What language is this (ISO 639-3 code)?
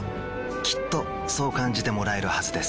jpn